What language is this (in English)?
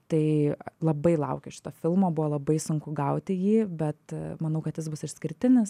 Lithuanian